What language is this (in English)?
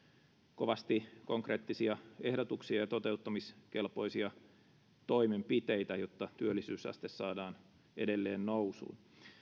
Finnish